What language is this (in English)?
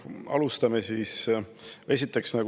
Estonian